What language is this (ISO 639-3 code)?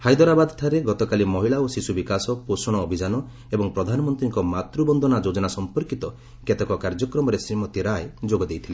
ori